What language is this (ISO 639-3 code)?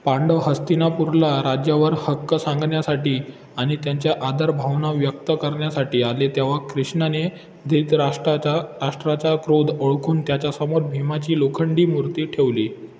mar